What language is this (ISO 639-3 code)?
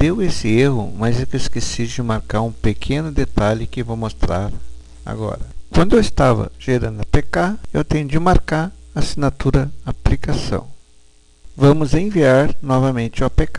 por